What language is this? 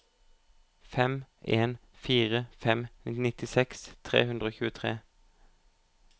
Norwegian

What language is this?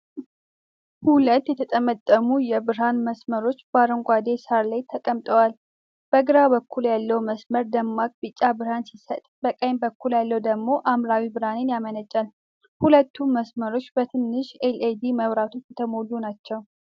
Amharic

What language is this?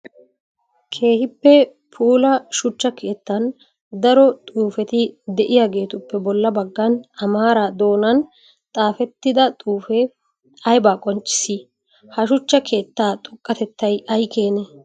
Wolaytta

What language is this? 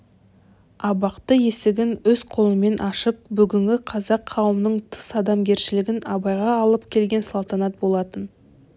Kazakh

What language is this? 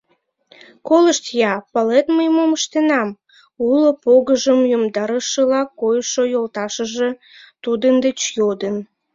Mari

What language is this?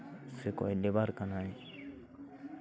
Santali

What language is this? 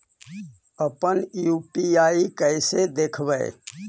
Magahi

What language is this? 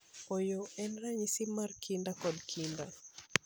Luo (Kenya and Tanzania)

